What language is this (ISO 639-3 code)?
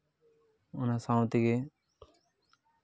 sat